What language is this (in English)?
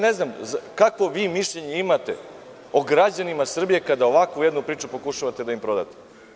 Serbian